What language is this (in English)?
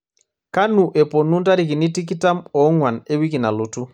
Masai